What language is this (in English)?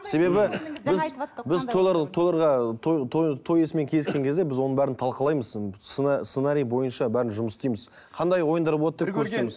Kazakh